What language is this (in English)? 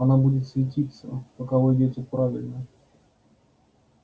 Russian